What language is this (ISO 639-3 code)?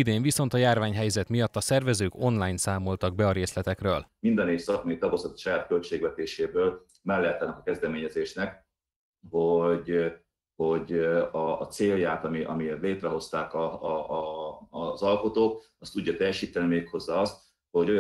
hun